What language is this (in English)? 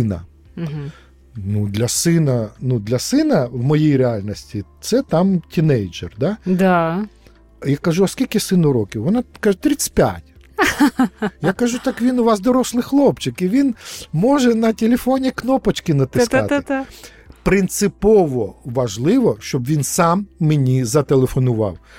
Ukrainian